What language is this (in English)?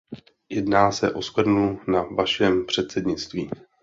Czech